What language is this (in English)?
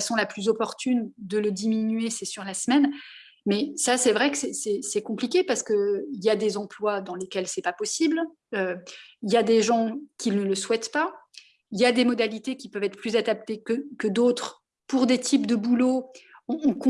French